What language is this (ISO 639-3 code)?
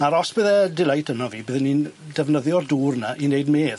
cym